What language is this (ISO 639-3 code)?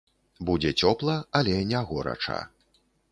bel